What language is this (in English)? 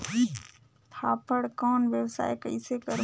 Chhattisgarhi